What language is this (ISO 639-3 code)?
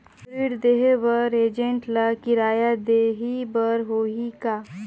hne